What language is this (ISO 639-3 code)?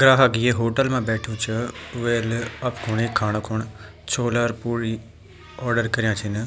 gbm